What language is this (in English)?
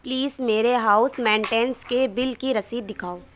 Urdu